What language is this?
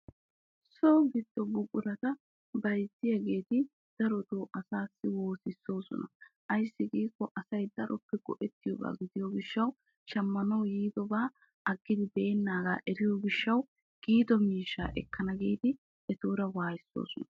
Wolaytta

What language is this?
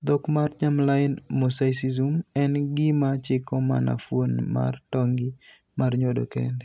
Luo (Kenya and Tanzania)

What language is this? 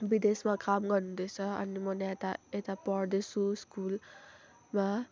Nepali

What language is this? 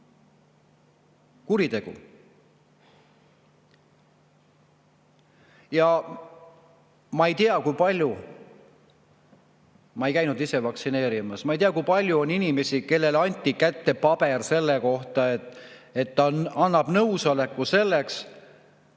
Estonian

